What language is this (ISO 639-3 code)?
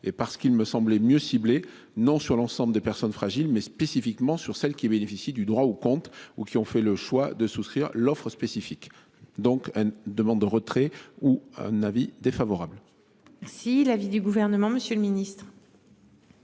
fra